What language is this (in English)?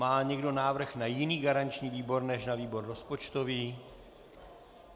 Czech